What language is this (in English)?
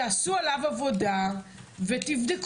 Hebrew